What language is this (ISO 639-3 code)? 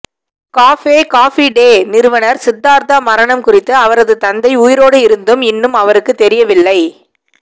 tam